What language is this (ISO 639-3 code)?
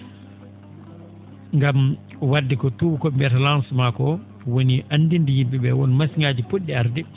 ful